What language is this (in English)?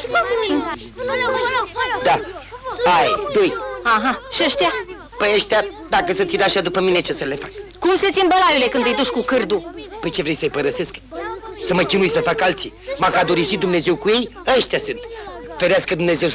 Romanian